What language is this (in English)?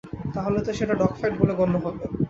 Bangla